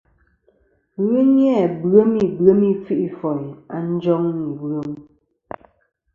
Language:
Kom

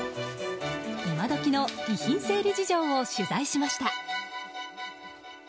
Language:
Japanese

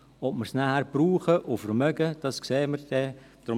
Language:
Swiss German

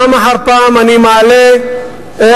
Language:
Hebrew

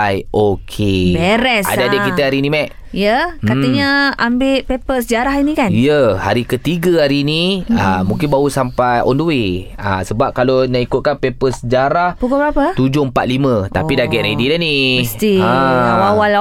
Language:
Malay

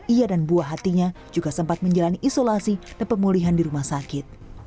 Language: Indonesian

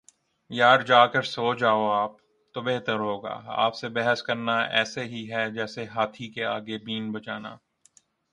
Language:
Urdu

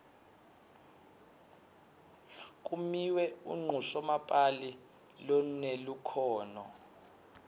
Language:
Swati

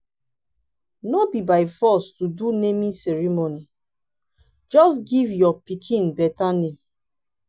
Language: Nigerian Pidgin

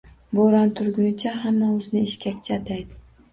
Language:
Uzbek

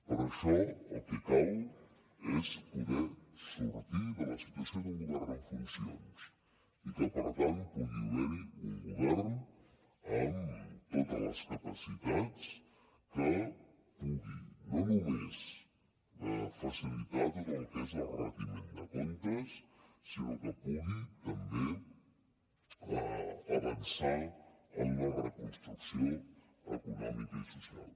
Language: Catalan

